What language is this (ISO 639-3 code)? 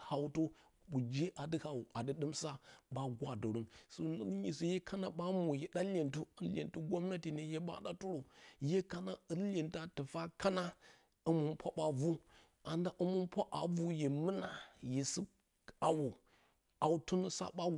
bcy